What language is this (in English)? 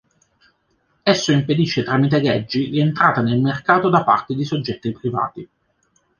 Italian